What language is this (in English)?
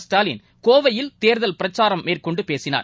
Tamil